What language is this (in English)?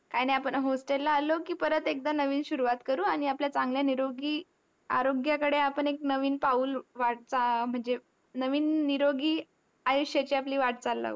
Marathi